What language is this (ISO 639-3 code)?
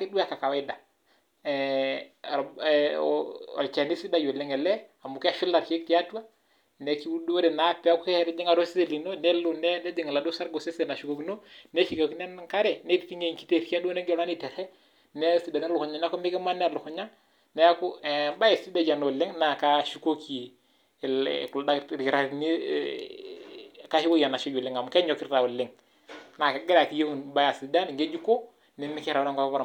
mas